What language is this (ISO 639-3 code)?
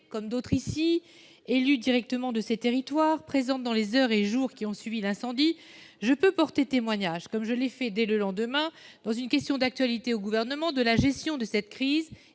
fra